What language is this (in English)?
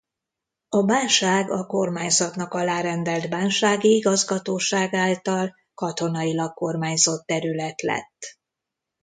Hungarian